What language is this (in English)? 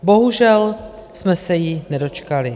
Czech